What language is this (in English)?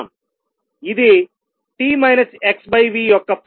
Telugu